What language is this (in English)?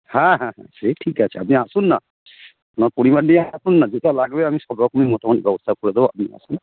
Bangla